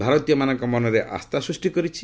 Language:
Odia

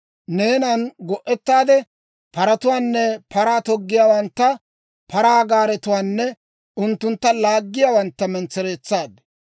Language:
Dawro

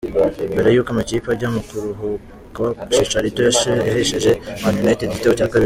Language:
Kinyarwanda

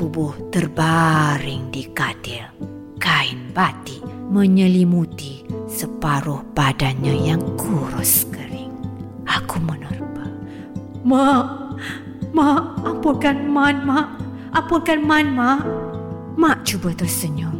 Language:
Malay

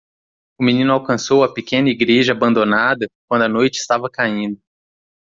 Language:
Portuguese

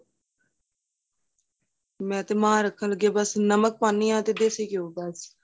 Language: Punjabi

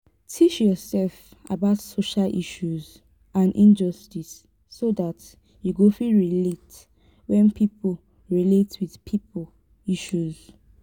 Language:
Nigerian Pidgin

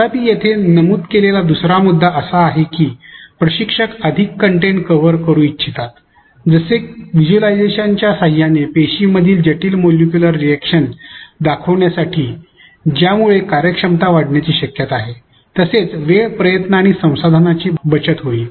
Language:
Marathi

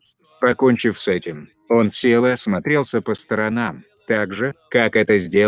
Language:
Russian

